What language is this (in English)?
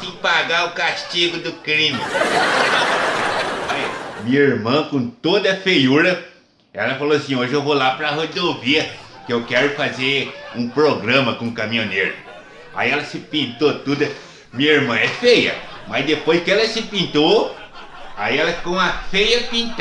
Portuguese